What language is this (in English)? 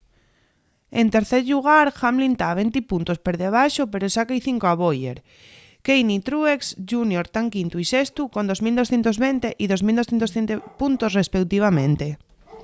Asturian